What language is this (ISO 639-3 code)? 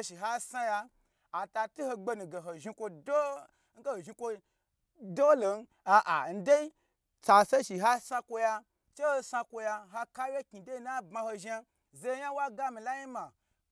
gbr